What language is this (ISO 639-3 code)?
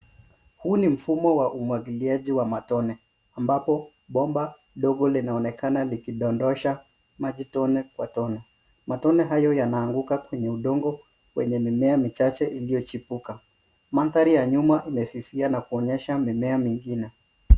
swa